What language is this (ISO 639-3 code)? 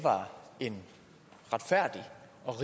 dan